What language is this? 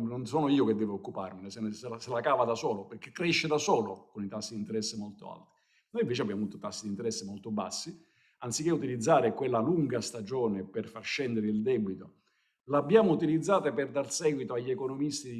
Italian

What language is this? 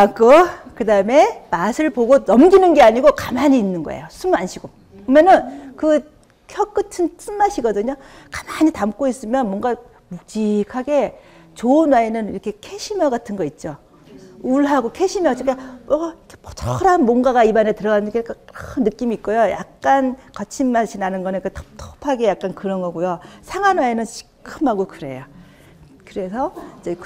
Korean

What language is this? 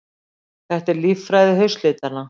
Icelandic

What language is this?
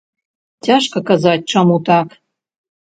Belarusian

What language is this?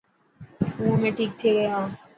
Dhatki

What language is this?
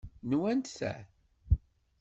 Kabyle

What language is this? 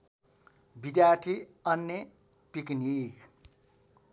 Nepali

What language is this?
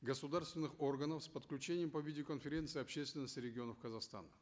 Kazakh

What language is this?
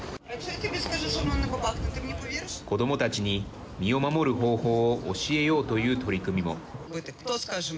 Japanese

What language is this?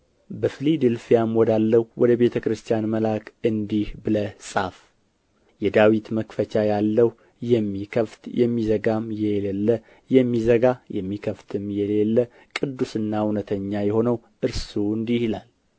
Amharic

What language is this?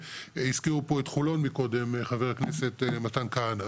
Hebrew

